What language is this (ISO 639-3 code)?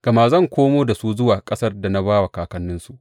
hau